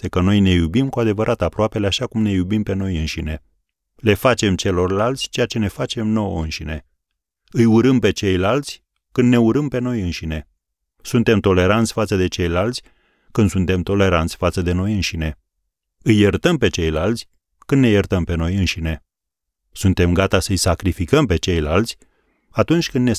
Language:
Romanian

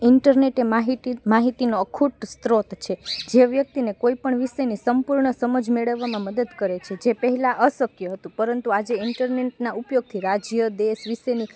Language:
Gujarati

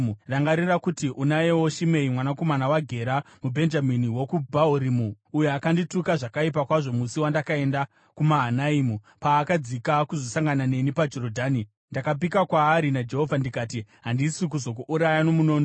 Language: Shona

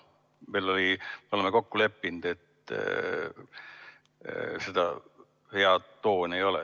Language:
Estonian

